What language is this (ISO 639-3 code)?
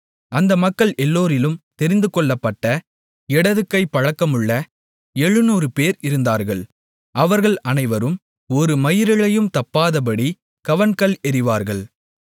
tam